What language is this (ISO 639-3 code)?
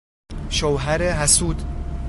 fas